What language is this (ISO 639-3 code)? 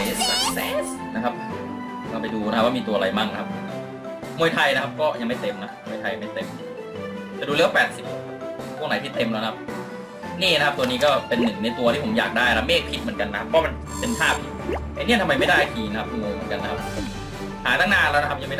tha